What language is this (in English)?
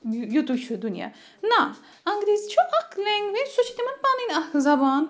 Kashmiri